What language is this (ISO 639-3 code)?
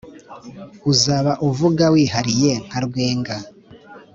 kin